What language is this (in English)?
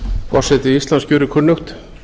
Icelandic